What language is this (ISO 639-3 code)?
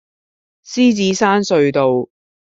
yue